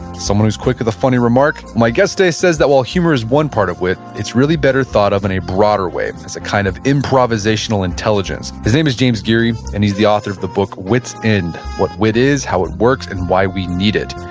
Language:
English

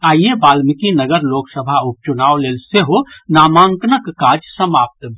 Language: Maithili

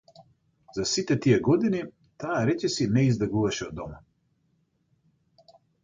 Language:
Macedonian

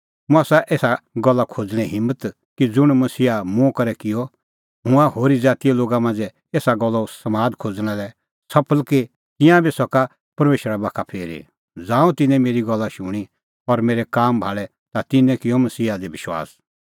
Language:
Kullu Pahari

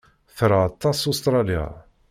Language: Kabyle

